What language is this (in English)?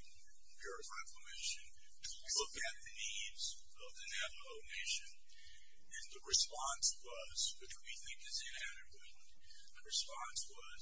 English